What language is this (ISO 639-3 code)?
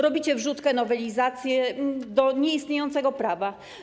pol